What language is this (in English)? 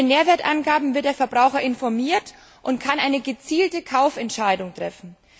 German